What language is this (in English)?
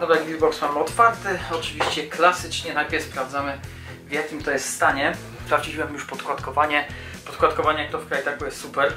Polish